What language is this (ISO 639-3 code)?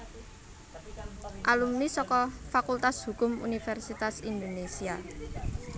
jav